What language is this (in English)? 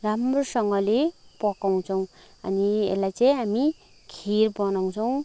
Nepali